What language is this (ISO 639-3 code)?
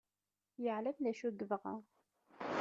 kab